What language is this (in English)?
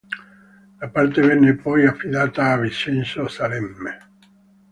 Italian